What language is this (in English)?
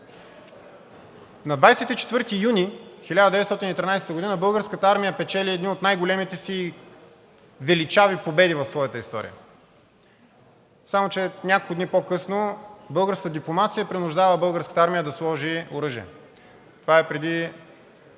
Bulgarian